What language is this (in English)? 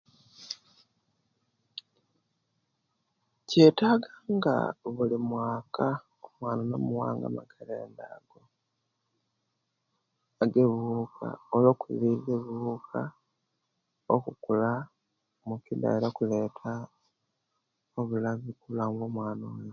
Kenyi